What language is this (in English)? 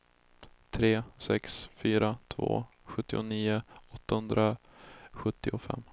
Swedish